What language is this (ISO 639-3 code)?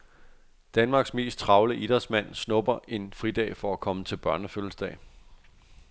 dan